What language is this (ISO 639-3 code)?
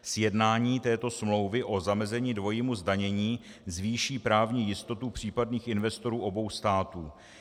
ces